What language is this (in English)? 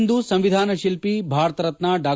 Kannada